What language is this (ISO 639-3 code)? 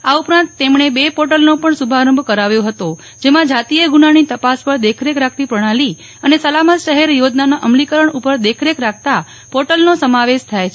guj